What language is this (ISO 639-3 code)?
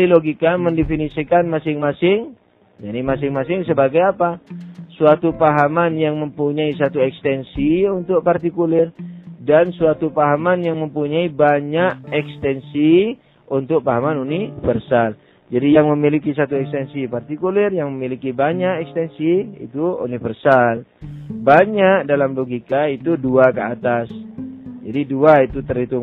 ind